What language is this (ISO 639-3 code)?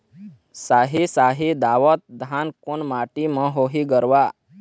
hne